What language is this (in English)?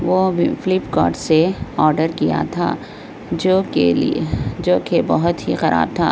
Urdu